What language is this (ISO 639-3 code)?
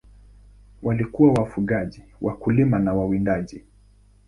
swa